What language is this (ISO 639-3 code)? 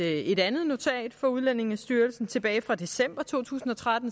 dan